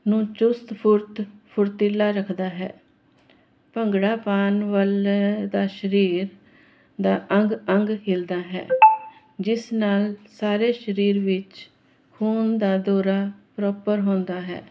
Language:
Punjabi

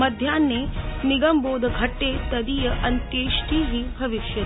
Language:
Sanskrit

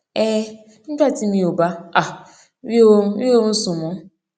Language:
Yoruba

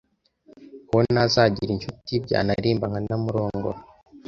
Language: Kinyarwanda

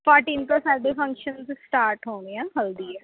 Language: Punjabi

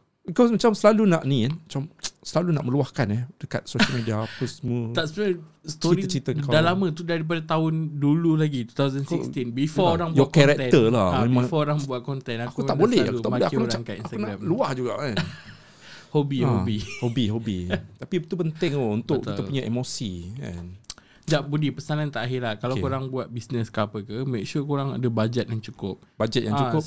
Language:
Malay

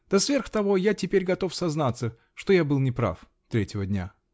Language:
Russian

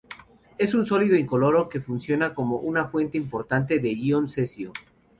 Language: Spanish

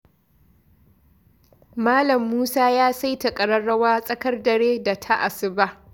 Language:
Hausa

